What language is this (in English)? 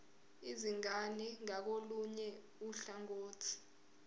Zulu